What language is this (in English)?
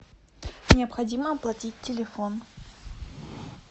Russian